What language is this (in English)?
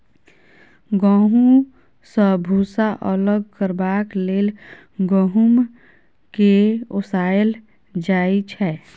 Maithili